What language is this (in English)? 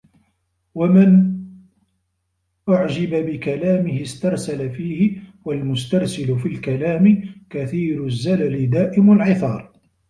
Arabic